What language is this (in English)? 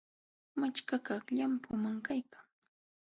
Jauja Wanca Quechua